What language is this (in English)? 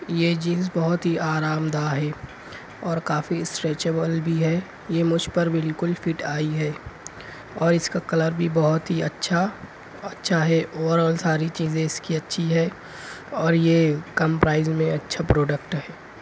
Urdu